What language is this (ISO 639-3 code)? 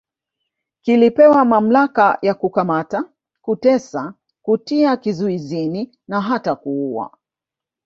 swa